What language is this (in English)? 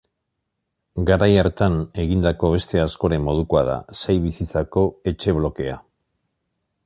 Basque